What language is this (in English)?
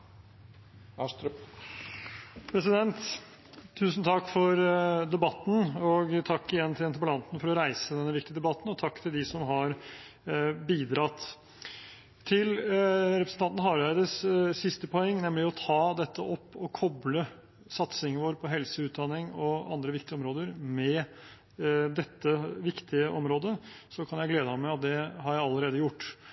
Norwegian